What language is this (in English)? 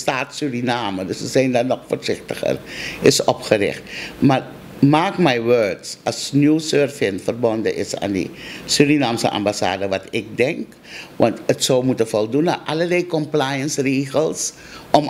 Dutch